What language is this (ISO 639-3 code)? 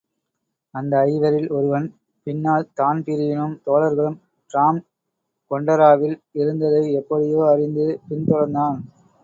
tam